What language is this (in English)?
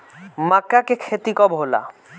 Bhojpuri